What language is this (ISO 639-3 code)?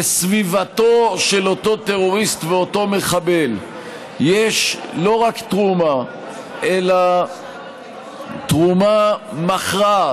heb